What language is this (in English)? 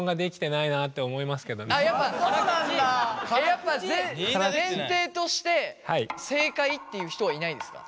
Japanese